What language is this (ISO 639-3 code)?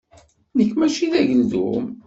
kab